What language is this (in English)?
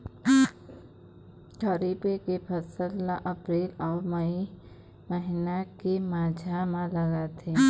Chhattisgarhi